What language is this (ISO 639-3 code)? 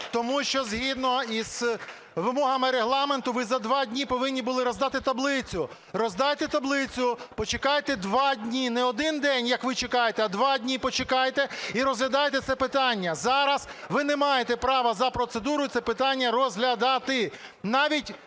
ukr